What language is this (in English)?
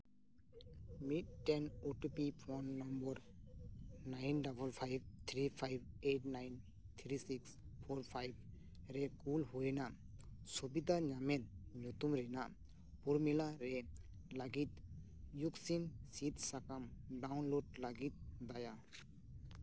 Santali